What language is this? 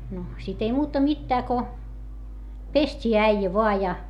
Finnish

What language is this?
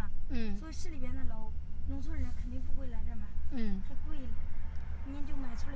Chinese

